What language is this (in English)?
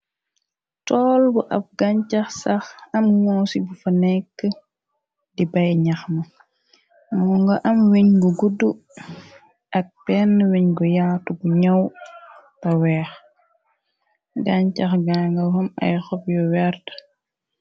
Wolof